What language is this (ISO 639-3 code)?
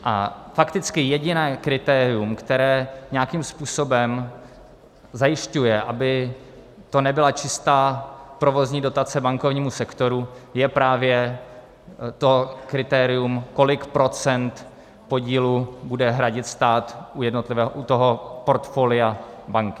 ces